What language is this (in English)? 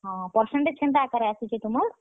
Odia